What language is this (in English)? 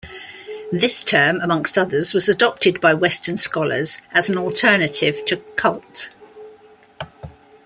English